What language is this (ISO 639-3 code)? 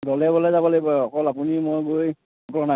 asm